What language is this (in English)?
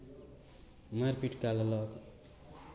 Maithili